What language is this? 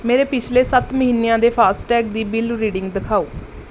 Punjabi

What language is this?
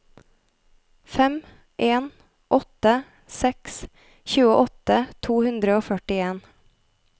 Norwegian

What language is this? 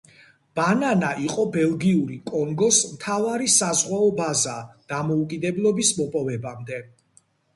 Georgian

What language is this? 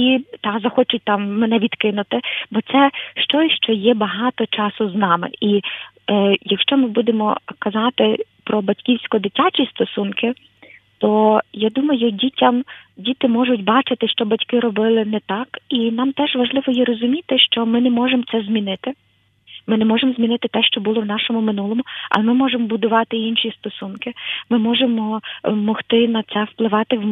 Ukrainian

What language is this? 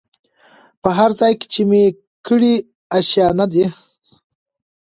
Pashto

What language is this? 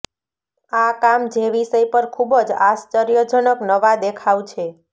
Gujarati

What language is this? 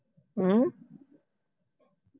Punjabi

